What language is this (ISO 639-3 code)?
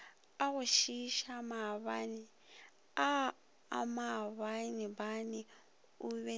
nso